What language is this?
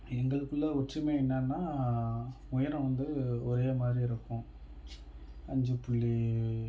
Tamil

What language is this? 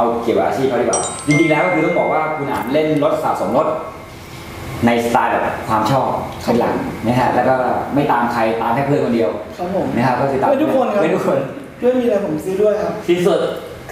Thai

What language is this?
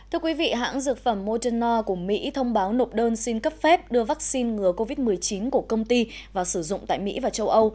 Vietnamese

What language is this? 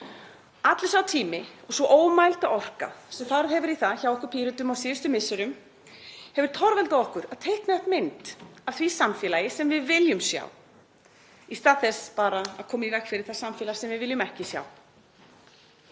Icelandic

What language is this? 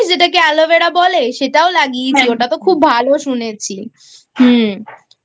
Bangla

